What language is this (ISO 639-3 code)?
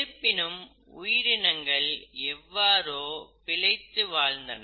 tam